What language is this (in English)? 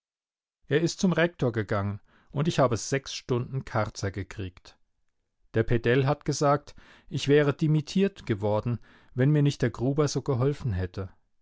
German